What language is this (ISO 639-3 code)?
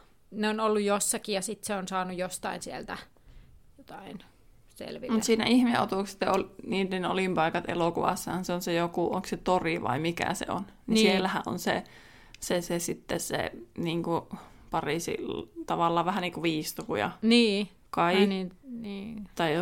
fin